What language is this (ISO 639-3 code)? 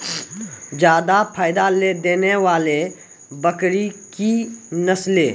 mai